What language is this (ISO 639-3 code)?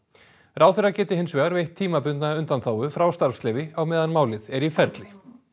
isl